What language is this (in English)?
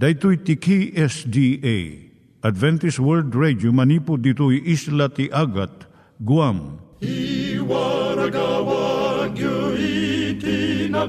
Filipino